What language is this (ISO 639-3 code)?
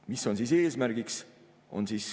est